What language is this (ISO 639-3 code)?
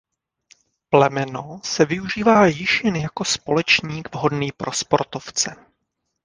ces